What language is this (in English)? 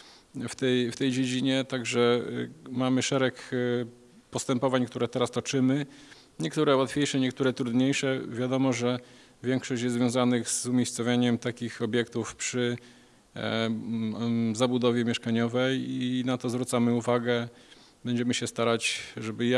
Polish